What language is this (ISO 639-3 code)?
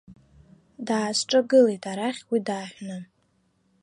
abk